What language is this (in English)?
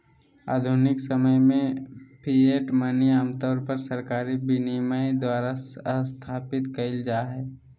Magahi